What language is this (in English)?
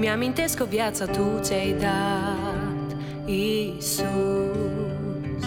Romanian